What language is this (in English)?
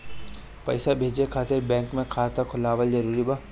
Bhojpuri